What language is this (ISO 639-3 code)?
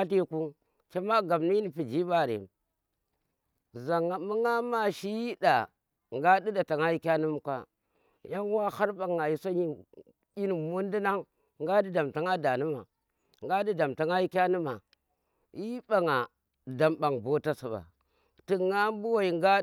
ttr